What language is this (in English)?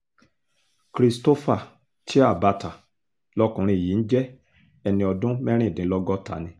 Yoruba